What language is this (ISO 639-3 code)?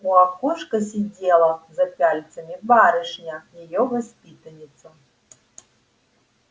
rus